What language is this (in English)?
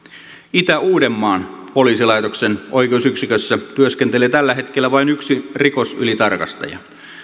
Finnish